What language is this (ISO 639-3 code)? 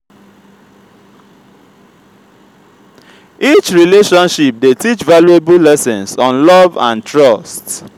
pcm